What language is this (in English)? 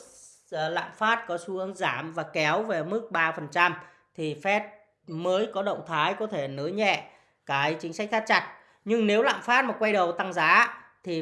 Vietnamese